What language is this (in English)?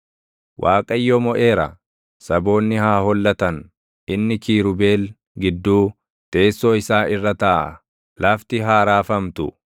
Oromo